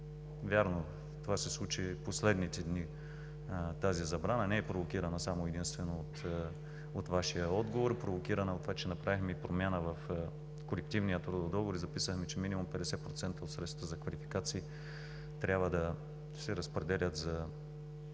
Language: Bulgarian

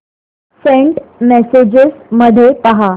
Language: Marathi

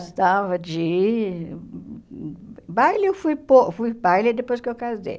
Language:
Portuguese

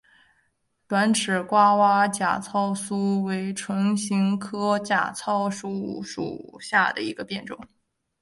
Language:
Chinese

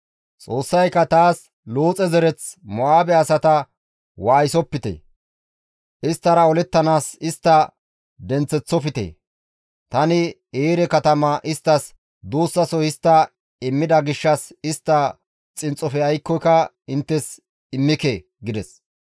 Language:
Gamo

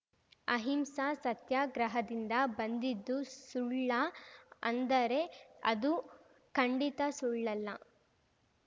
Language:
Kannada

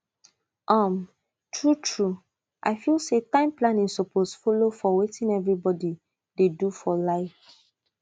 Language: Nigerian Pidgin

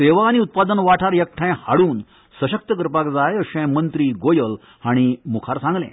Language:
Konkani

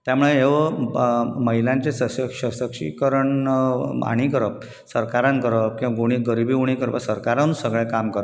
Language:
Konkani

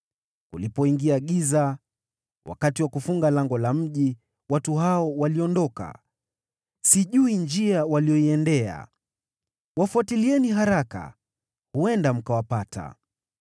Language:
Swahili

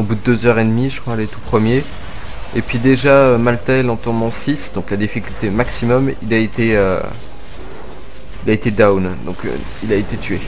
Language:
French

